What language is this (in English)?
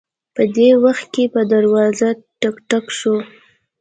Pashto